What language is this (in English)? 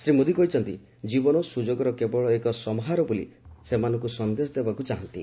Odia